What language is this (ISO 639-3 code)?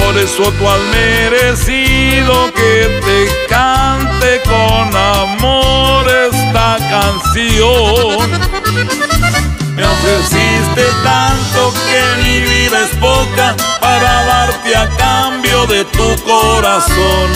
spa